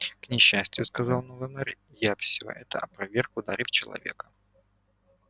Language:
Russian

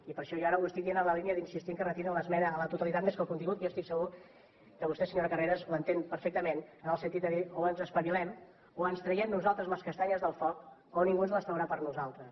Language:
Catalan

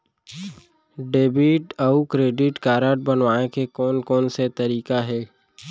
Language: Chhattisgarhi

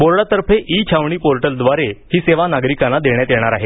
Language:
Marathi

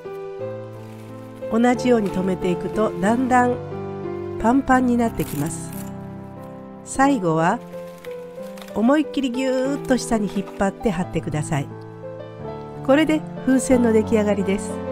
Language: Japanese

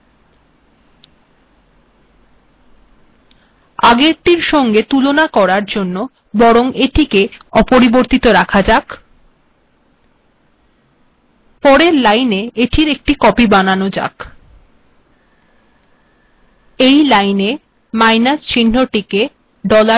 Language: Bangla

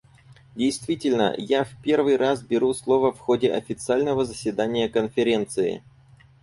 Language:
Russian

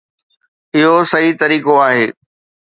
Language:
Sindhi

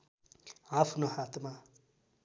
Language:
Nepali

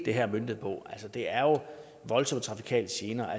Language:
Danish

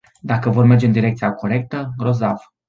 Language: Romanian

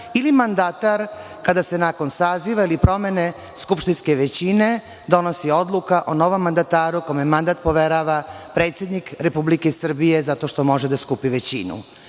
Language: Serbian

